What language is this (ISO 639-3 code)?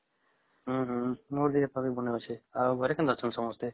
ori